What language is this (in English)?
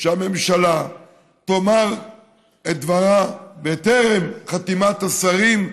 Hebrew